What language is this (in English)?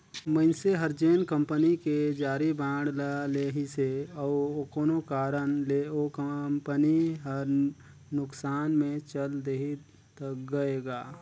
Chhattisgarhi